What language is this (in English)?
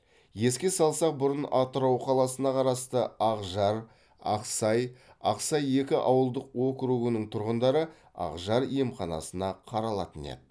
Kazakh